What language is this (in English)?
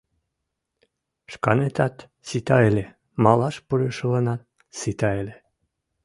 Mari